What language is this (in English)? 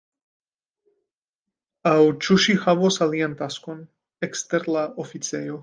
Esperanto